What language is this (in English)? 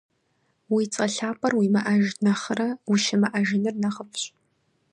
Kabardian